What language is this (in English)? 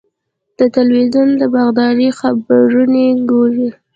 Pashto